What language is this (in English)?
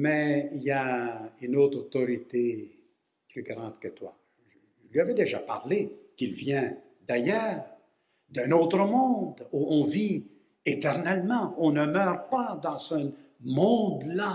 French